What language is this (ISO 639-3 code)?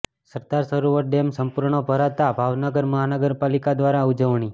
guj